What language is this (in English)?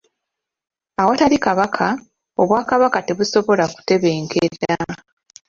Ganda